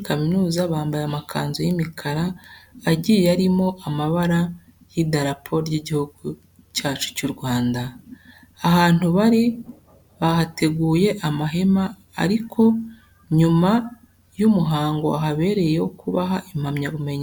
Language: Kinyarwanda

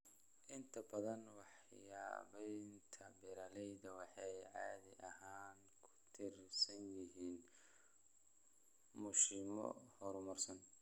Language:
Somali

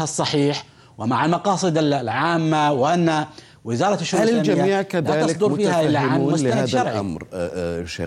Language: Arabic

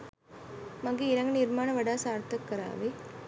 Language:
Sinhala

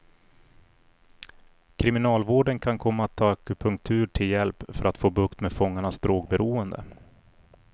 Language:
Swedish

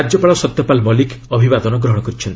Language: Odia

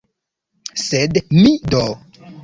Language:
Esperanto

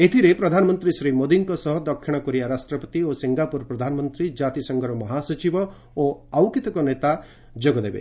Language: Odia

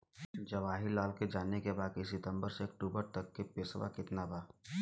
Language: Bhojpuri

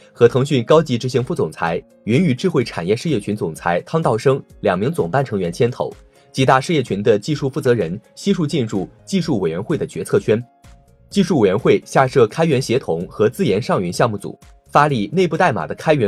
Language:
Chinese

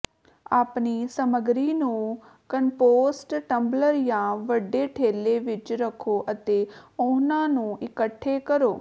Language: Punjabi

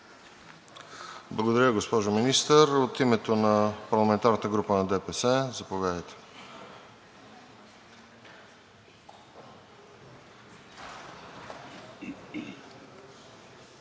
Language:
Bulgarian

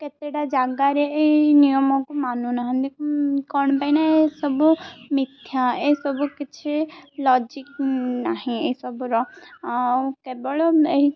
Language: Odia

